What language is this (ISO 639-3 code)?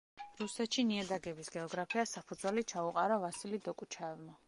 kat